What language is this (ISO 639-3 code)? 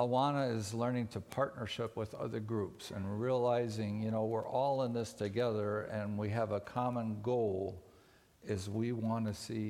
eng